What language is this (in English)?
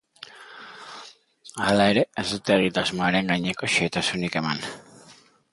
Basque